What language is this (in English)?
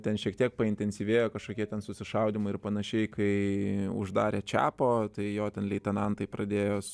Lithuanian